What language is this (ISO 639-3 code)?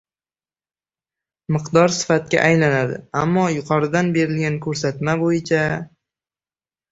uzb